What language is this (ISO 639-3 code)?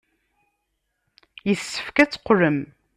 kab